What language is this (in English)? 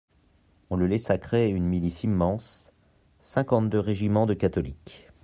French